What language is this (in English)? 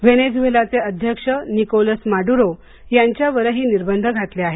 Marathi